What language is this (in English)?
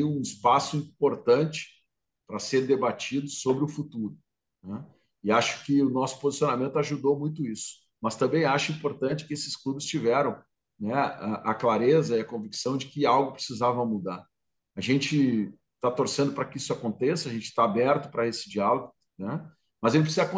Portuguese